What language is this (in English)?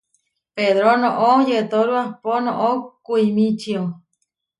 Huarijio